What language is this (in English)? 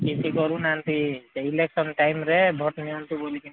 Odia